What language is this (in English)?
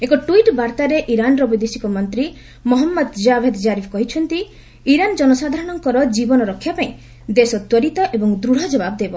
Odia